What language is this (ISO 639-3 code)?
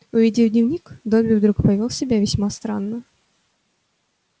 rus